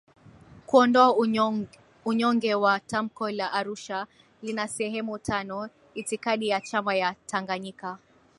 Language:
Swahili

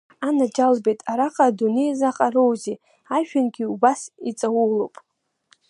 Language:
Abkhazian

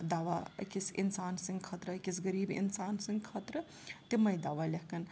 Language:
Kashmiri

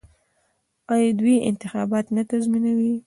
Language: Pashto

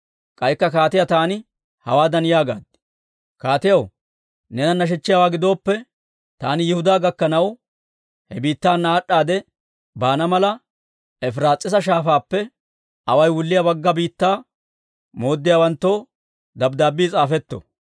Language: Dawro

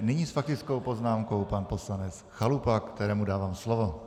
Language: Czech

